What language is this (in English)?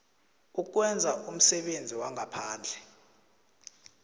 South Ndebele